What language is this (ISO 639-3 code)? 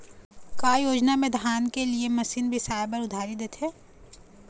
hne